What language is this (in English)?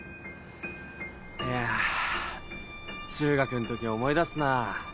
Japanese